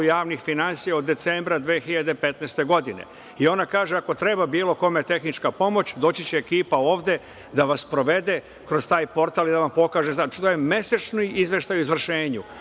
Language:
Serbian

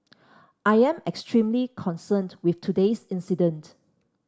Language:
English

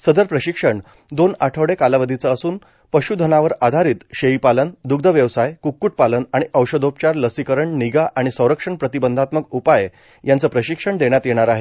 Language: Marathi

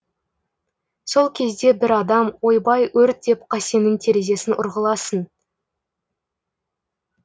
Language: Kazakh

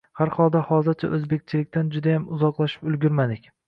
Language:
Uzbek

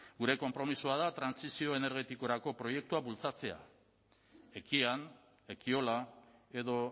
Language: Basque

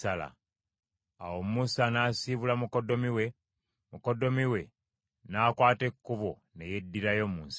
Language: Ganda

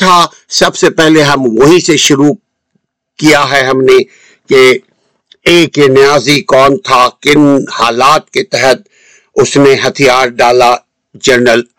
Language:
Urdu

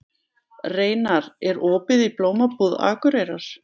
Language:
Icelandic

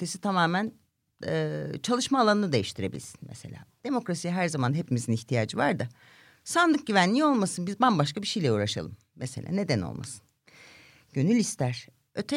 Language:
Turkish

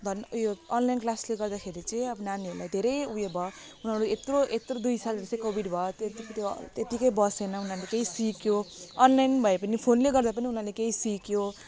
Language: Nepali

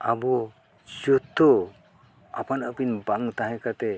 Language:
Santali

